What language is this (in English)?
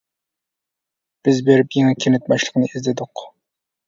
Uyghur